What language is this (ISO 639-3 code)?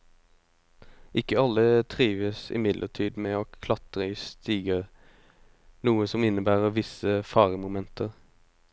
nor